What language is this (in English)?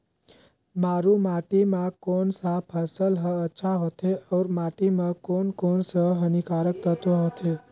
Chhattisgarhi